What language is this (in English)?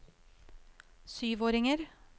Norwegian